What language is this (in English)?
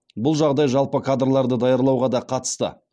Kazakh